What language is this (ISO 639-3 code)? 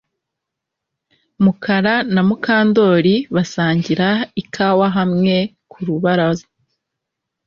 kin